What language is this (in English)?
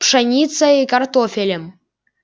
Russian